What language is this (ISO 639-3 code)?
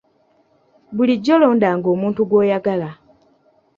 lug